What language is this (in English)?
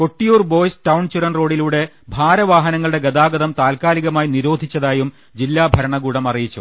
Malayalam